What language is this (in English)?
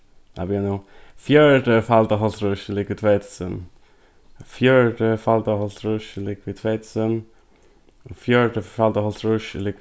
Faroese